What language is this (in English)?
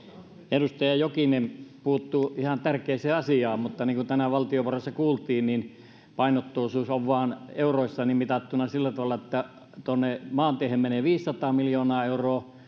Finnish